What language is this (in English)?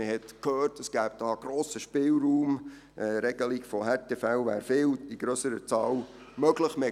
Swiss German